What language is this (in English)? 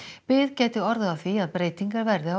Icelandic